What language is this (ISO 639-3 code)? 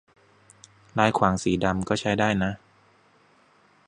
tha